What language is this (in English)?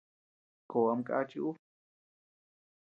Tepeuxila Cuicatec